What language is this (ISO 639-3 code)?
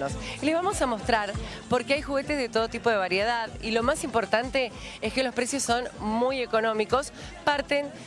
spa